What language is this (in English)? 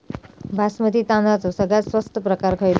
Marathi